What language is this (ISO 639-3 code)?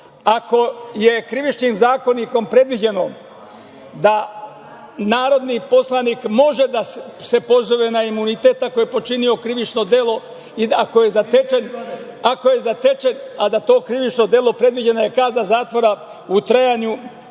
srp